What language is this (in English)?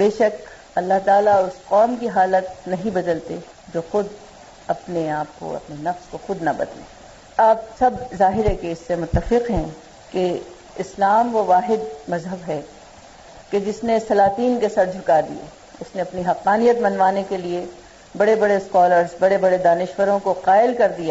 Urdu